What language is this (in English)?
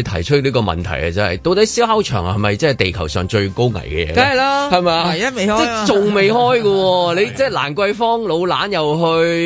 Chinese